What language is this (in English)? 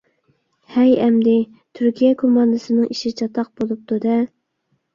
Uyghur